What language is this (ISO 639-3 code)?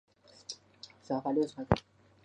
zho